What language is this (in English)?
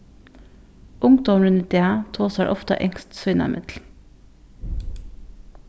Faroese